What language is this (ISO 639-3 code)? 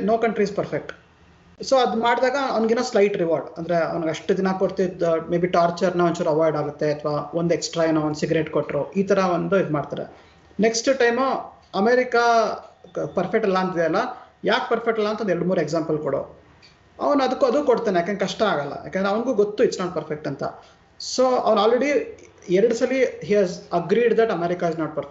kan